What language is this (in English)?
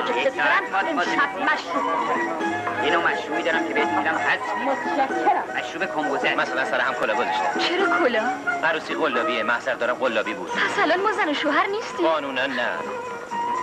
Persian